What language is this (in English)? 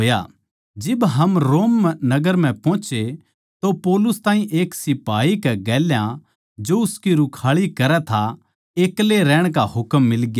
Haryanvi